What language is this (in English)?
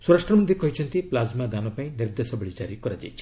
Odia